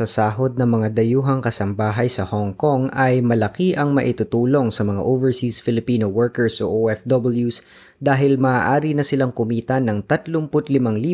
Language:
Filipino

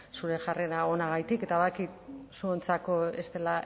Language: Basque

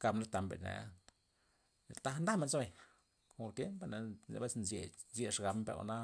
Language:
Loxicha Zapotec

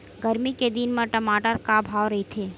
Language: Chhattisgarhi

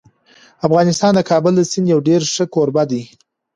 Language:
Pashto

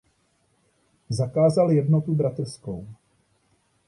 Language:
Czech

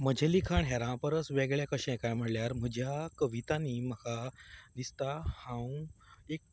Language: Konkani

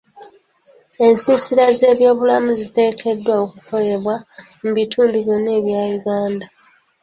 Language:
Ganda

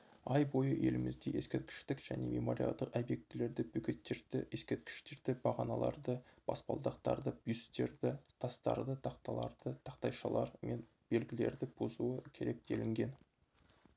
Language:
Kazakh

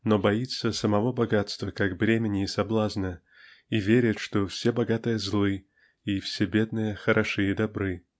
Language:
Russian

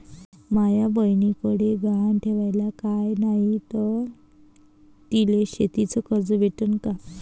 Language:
Marathi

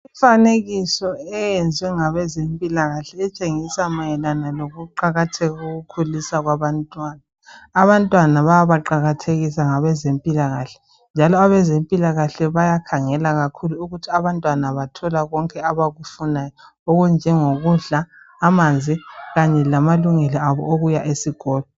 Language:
North Ndebele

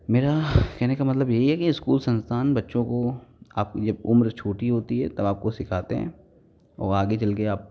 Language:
Hindi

